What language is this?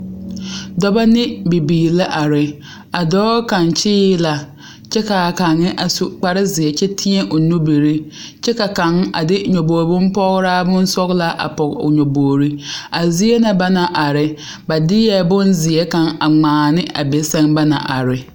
Southern Dagaare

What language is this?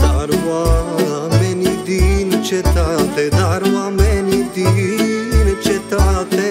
Romanian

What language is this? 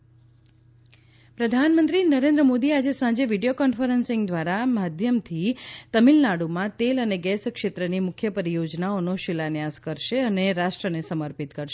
Gujarati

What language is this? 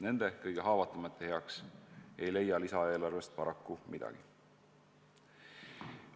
Estonian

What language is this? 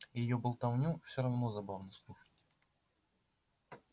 Russian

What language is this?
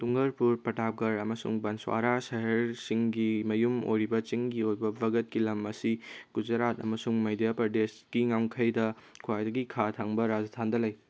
Manipuri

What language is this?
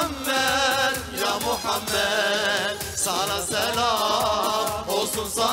Turkish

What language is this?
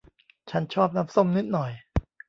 Thai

